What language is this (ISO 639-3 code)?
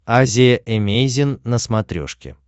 rus